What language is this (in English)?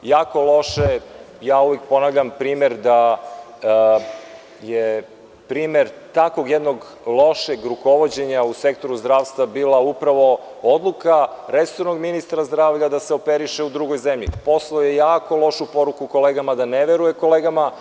Serbian